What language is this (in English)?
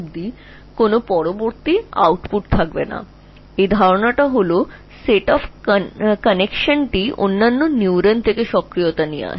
Bangla